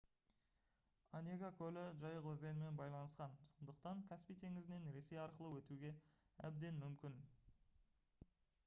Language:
Kazakh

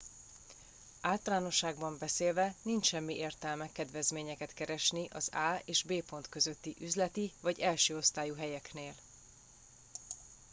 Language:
Hungarian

